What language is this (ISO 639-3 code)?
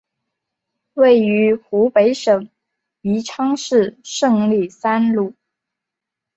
zho